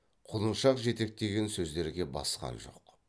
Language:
Kazakh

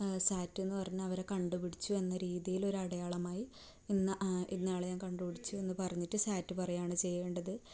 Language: Malayalam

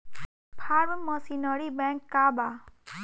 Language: Bhojpuri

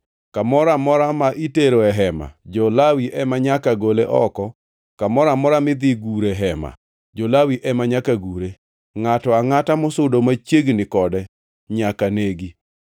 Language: Luo (Kenya and Tanzania)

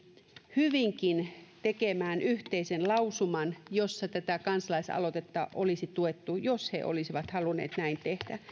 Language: Finnish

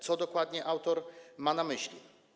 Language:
Polish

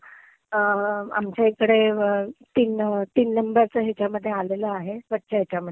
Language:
Marathi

